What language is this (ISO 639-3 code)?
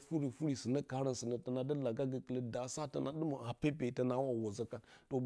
bcy